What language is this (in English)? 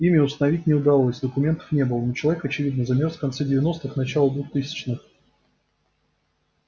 Russian